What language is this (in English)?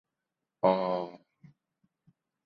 Thai